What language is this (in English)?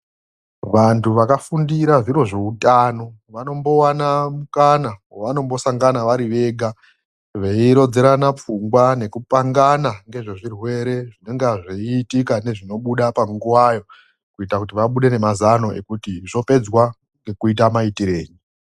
Ndau